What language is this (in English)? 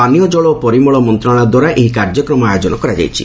Odia